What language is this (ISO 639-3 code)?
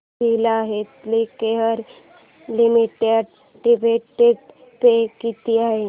mar